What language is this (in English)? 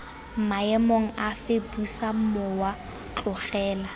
Tswana